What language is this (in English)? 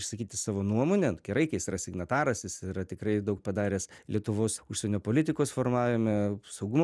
Lithuanian